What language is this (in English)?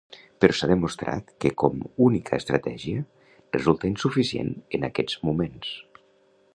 Catalan